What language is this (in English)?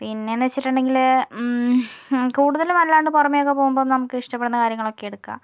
Malayalam